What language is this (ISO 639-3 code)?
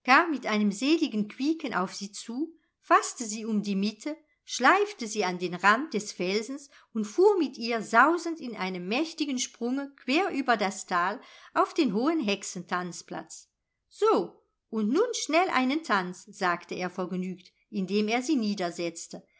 deu